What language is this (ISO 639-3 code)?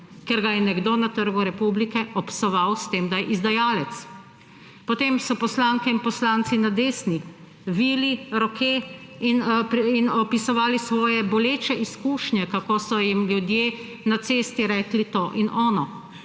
slv